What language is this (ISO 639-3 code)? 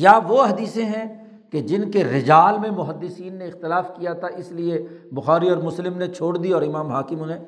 urd